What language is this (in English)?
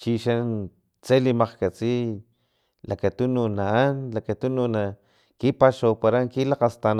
Filomena Mata-Coahuitlán Totonac